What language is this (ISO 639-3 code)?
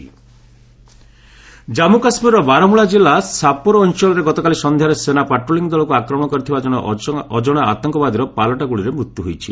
ori